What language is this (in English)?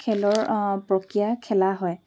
Assamese